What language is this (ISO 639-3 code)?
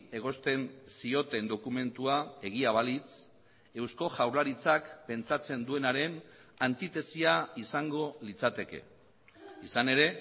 eus